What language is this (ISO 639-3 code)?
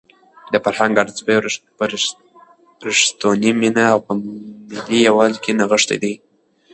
pus